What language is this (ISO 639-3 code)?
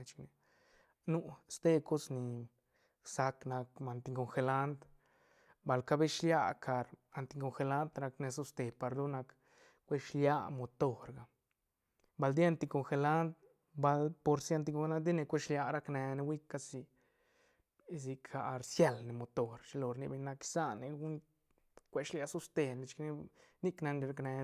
ztn